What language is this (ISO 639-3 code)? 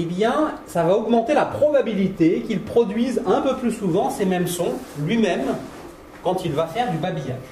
fra